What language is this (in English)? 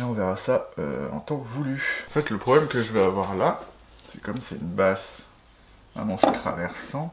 French